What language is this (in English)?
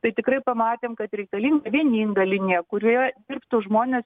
Lithuanian